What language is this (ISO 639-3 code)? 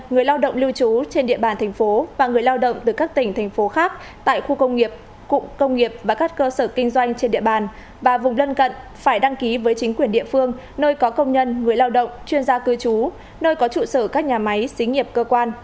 vie